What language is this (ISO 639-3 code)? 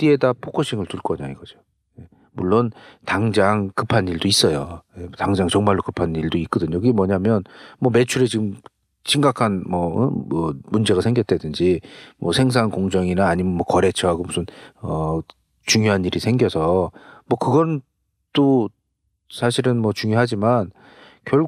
kor